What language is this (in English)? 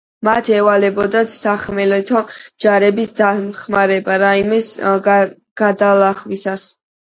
Georgian